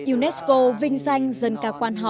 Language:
Vietnamese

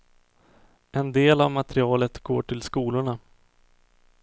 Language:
Swedish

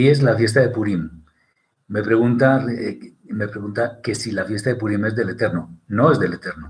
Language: Spanish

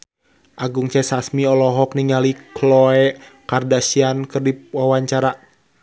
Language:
Sundanese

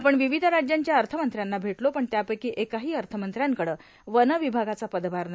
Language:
Marathi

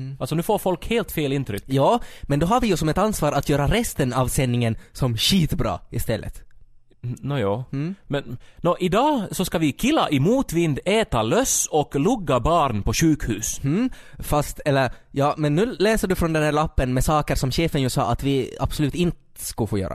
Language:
Swedish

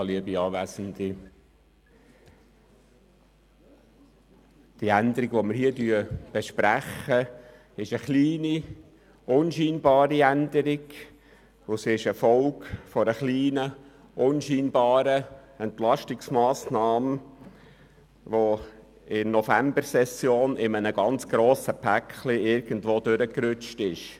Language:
Swiss German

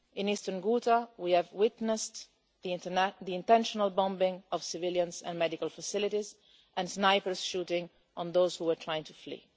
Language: English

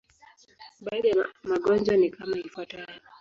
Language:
Swahili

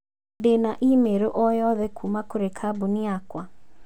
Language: Kikuyu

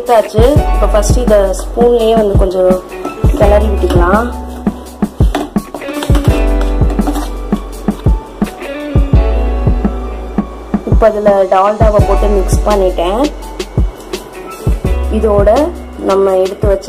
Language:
Indonesian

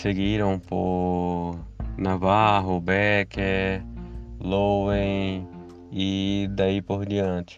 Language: Portuguese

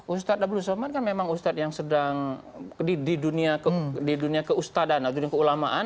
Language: Indonesian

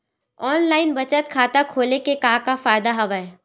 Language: Chhattisgarhi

